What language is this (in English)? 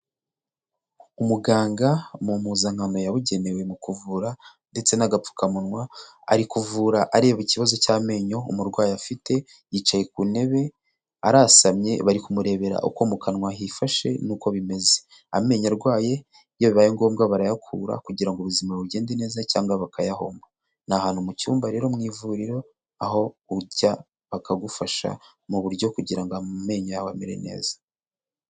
Kinyarwanda